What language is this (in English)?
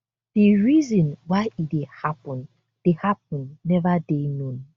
Nigerian Pidgin